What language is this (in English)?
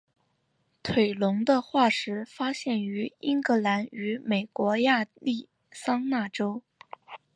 Chinese